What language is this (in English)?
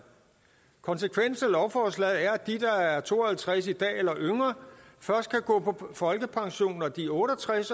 Danish